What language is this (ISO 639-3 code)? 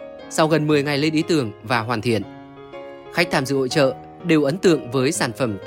vie